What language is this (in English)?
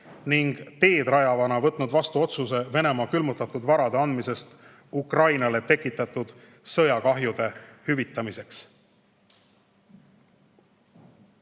Estonian